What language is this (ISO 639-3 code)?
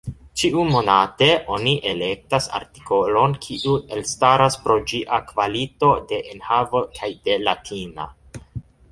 epo